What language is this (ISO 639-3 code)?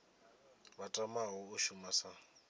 ven